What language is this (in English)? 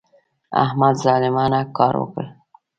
Pashto